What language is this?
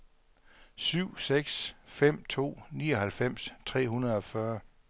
Danish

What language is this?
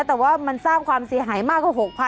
Thai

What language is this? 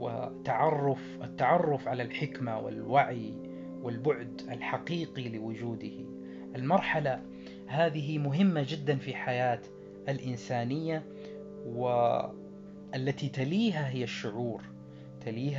Arabic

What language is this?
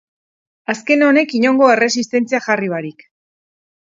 Basque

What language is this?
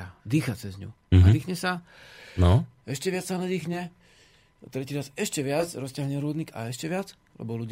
Slovak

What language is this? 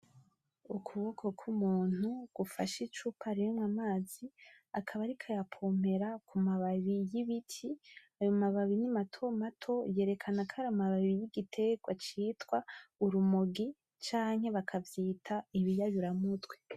Rundi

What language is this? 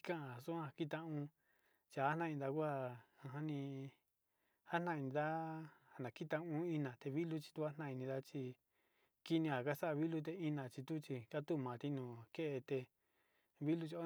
Sinicahua Mixtec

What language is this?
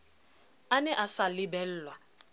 Southern Sotho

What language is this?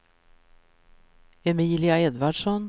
Swedish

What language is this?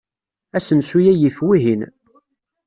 Kabyle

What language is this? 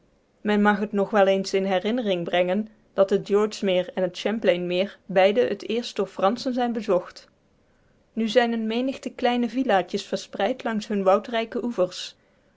Dutch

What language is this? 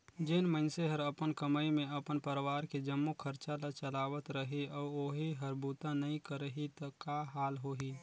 Chhattisgarhi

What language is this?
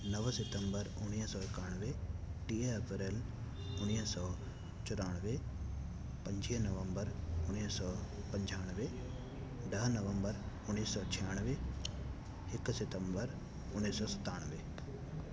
Sindhi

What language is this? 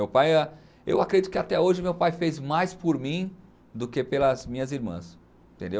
Portuguese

